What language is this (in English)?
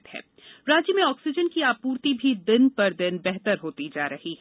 Hindi